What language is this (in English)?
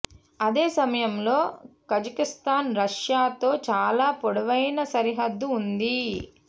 Telugu